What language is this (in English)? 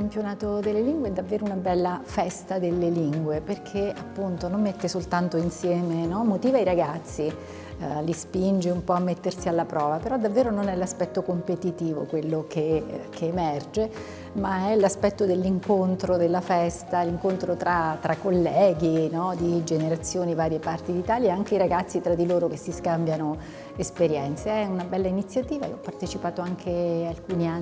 Italian